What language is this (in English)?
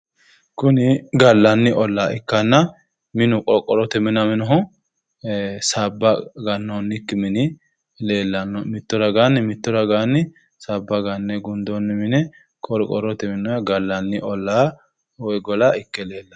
Sidamo